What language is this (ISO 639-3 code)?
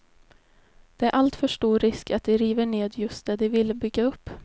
swe